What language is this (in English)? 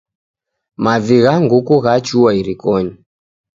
Taita